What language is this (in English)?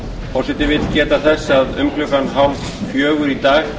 Icelandic